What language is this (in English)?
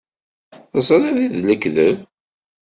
Kabyle